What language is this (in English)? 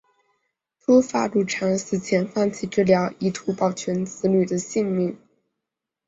Chinese